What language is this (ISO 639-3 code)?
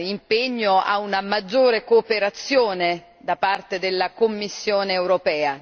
ita